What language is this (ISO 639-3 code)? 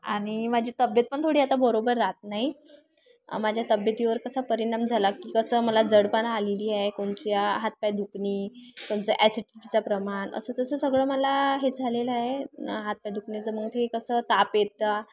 mar